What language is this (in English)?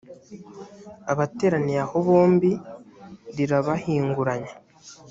Kinyarwanda